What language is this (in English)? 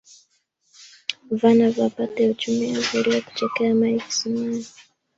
Swahili